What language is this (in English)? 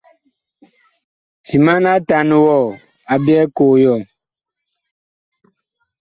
Bakoko